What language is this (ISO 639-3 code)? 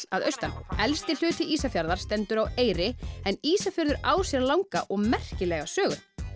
isl